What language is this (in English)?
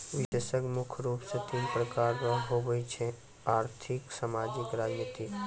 Maithili